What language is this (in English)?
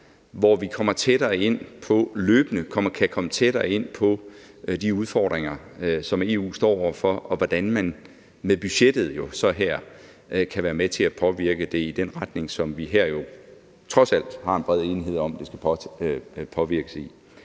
Danish